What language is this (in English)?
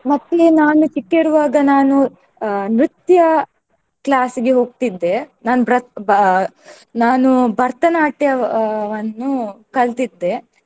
Kannada